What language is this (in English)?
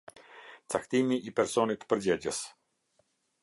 Albanian